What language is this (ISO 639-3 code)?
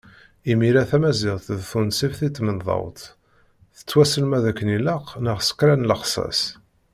kab